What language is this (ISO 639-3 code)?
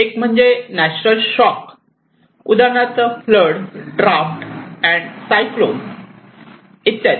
mar